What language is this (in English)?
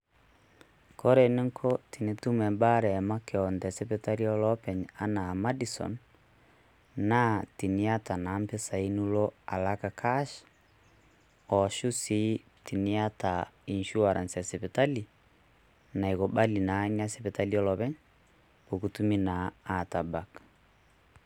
Masai